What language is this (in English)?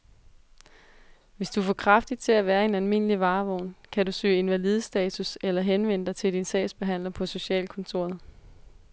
Danish